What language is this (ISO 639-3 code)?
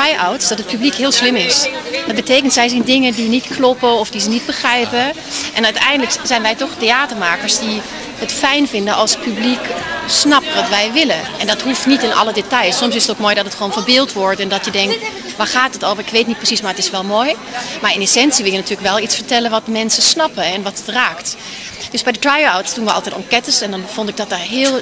nld